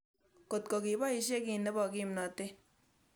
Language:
Kalenjin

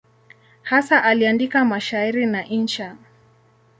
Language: Swahili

